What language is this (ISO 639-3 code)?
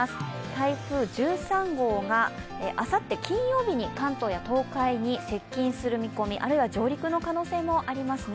jpn